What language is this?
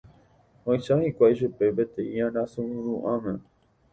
Guarani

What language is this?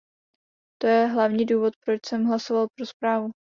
Czech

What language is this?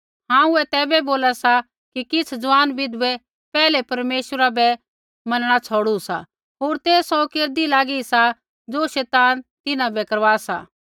Kullu Pahari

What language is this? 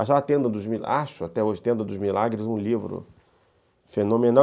Portuguese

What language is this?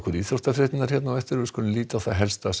Icelandic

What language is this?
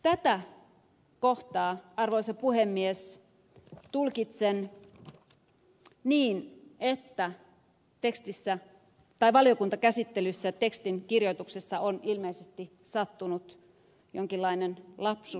Finnish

